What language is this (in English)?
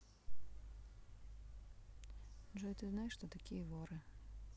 Russian